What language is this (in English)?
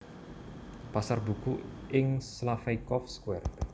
Javanese